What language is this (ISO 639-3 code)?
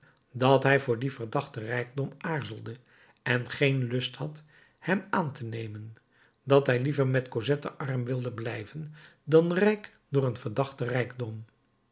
nld